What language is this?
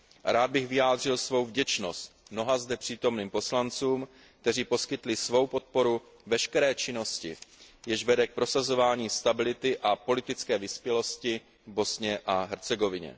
Czech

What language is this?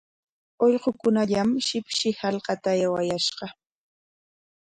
Corongo Ancash Quechua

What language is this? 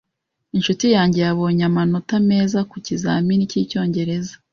Kinyarwanda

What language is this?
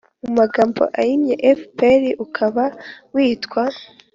Kinyarwanda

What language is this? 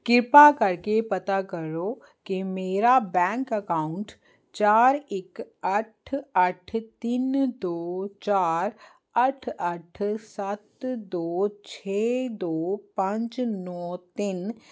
Punjabi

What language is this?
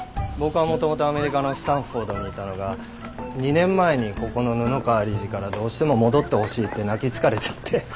Japanese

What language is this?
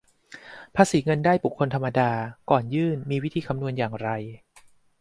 Thai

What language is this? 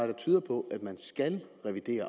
Danish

